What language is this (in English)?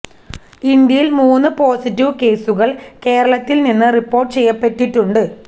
Malayalam